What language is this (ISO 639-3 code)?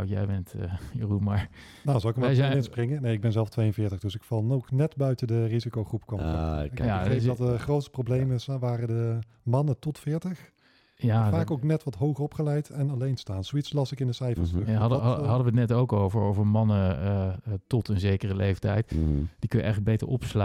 nld